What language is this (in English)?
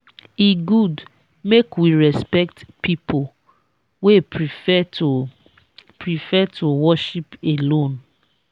Nigerian Pidgin